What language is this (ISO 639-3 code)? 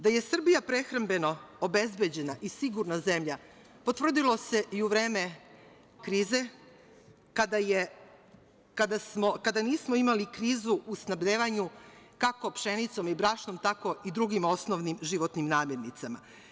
srp